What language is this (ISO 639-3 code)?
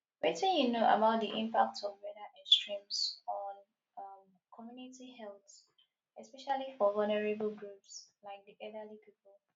pcm